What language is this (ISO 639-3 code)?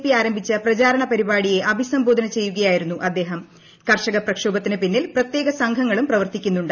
mal